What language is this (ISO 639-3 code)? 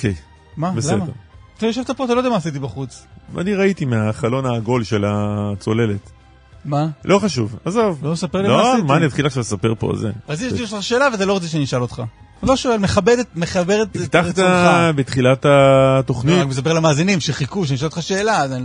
heb